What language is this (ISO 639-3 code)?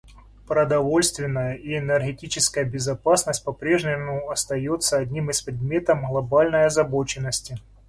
rus